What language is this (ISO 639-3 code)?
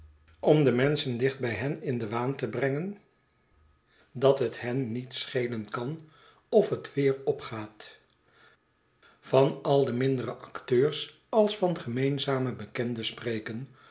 nld